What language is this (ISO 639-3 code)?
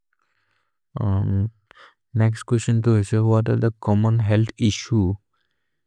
mrr